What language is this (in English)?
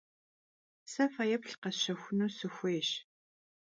Kabardian